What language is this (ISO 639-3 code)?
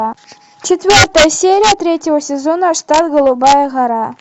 rus